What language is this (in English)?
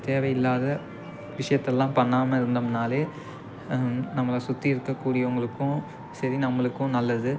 Tamil